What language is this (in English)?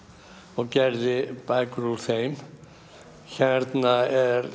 Icelandic